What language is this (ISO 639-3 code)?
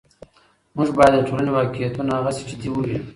pus